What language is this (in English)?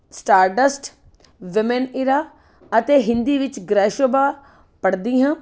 Punjabi